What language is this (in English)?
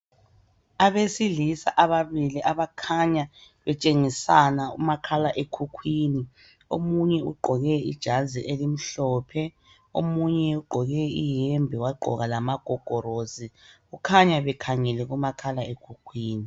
North Ndebele